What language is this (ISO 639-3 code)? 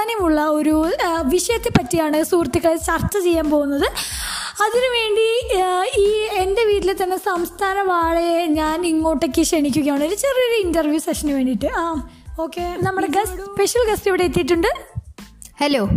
mal